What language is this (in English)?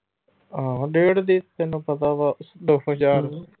Punjabi